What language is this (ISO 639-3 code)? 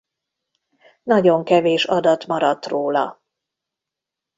hun